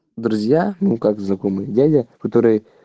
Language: Russian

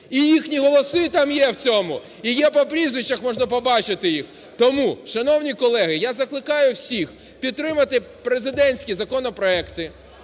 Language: Ukrainian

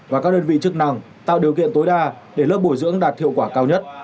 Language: Vietnamese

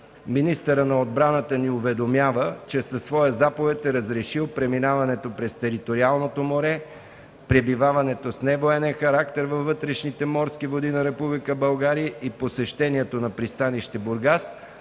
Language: Bulgarian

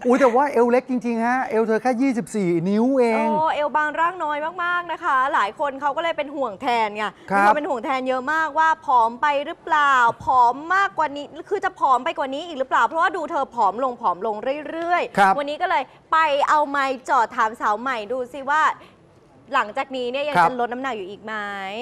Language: Thai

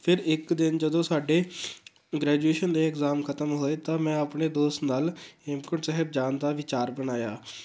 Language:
Punjabi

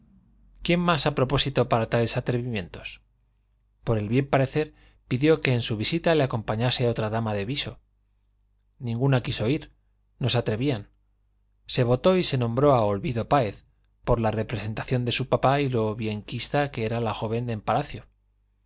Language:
Spanish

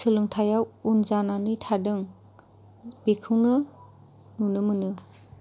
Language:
Bodo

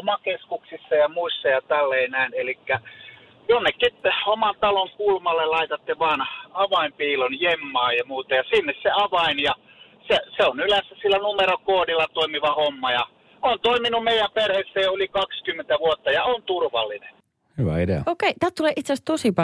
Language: Finnish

